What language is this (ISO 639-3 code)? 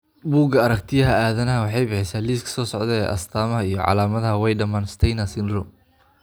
som